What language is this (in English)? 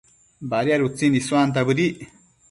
Matsés